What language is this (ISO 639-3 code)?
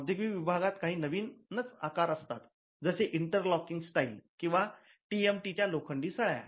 mar